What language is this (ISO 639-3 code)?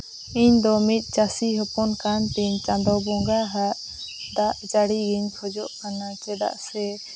sat